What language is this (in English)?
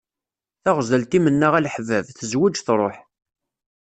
Kabyle